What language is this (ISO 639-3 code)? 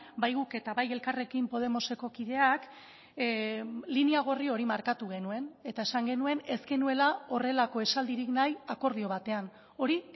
eus